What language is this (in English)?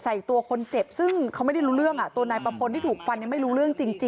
Thai